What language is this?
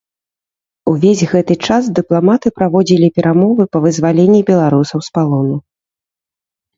Belarusian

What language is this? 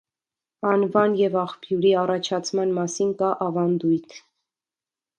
Armenian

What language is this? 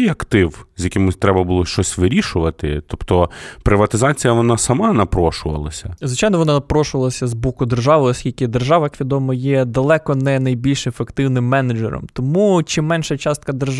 Ukrainian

